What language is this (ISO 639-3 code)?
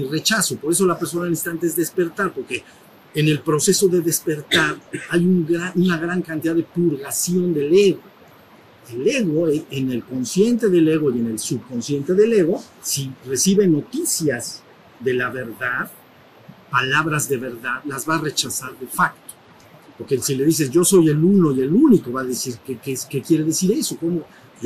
spa